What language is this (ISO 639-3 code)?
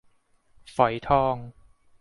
tha